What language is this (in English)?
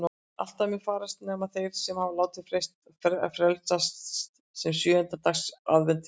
Icelandic